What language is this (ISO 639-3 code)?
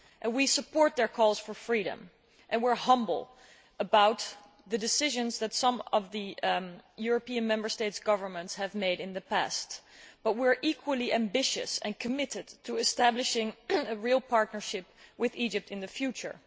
eng